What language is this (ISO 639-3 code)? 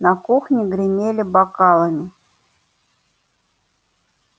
rus